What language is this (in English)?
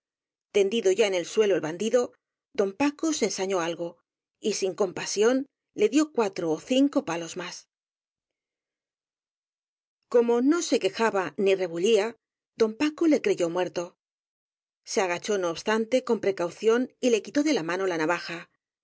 Spanish